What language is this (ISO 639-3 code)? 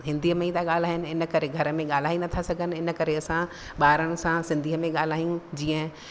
snd